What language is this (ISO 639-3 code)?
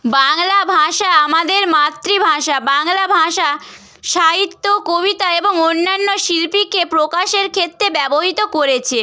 ben